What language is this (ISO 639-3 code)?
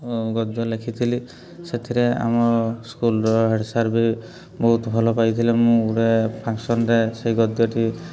ori